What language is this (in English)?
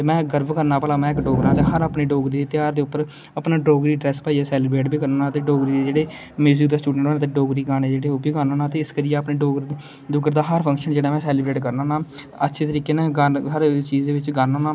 Dogri